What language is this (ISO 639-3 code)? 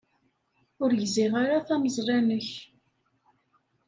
kab